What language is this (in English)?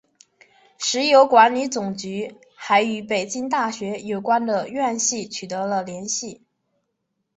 Chinese